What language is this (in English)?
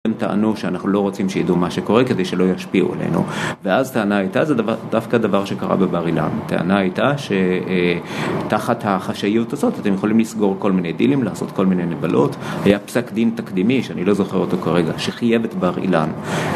Hebrew